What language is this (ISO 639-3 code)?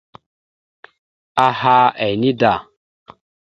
mxu